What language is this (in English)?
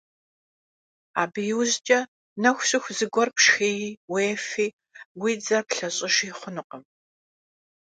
Kabardian